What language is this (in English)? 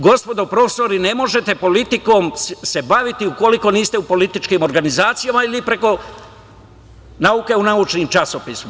Serbian